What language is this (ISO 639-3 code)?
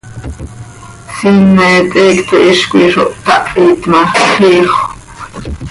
sei